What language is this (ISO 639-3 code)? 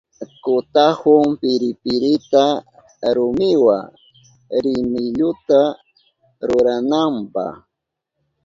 qup